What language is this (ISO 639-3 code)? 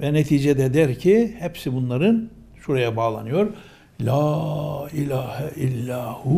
tur